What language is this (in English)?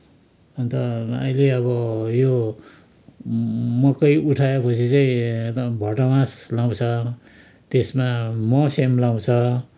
Nepali